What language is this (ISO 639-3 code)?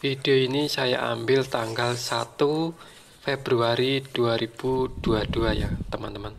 ind